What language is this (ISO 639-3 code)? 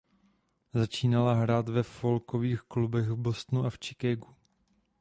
ces